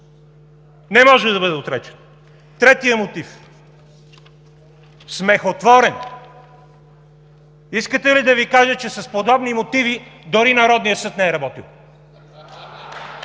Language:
Bulgarian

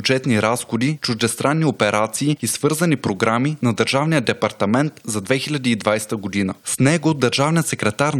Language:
Bulgarian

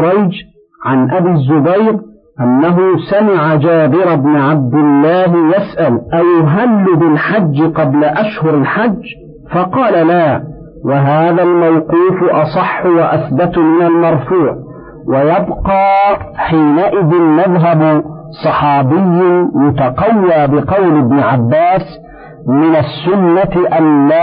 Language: Arabic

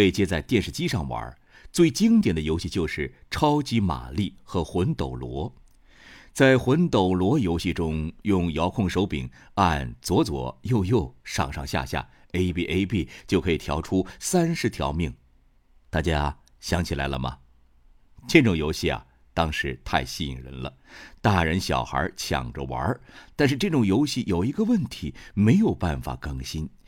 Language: Chinese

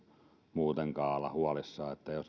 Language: Finnish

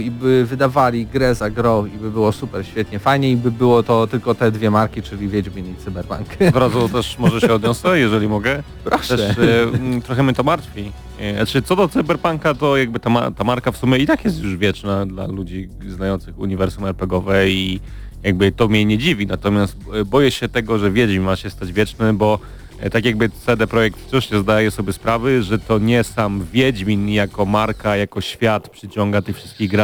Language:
Polish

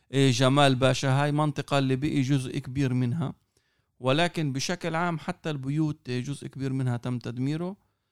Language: Arabic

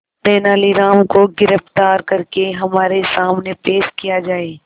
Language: Hindi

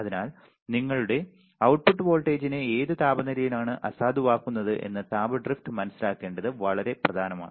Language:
Malayalam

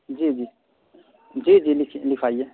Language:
Urdu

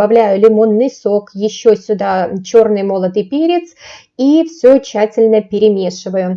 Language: Russian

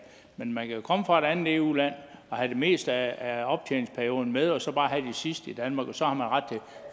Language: Danish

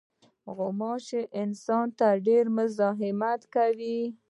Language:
Pashto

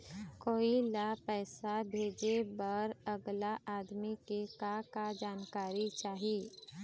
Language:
Chhattisgarhi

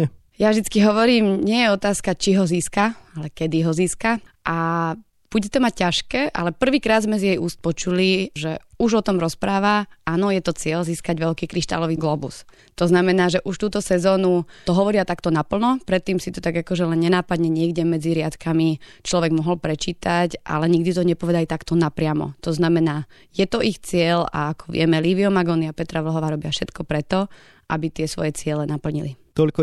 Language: Slovak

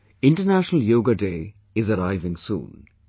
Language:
English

